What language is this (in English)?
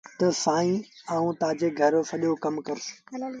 Sindhi Bhil